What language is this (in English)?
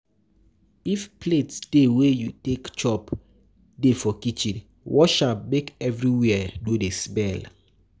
Nigerian Pidgin